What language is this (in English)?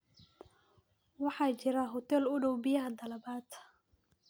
Somali